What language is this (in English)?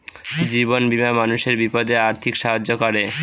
Bangla